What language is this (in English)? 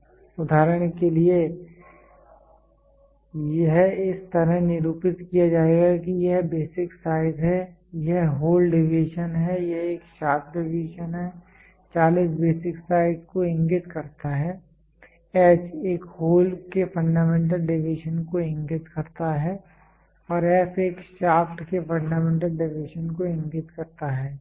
Hindi